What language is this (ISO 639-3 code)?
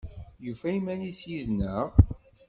kab